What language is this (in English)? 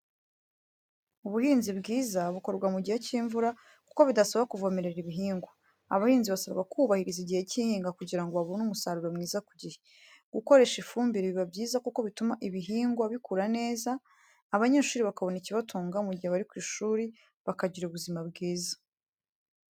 Kinyarwanda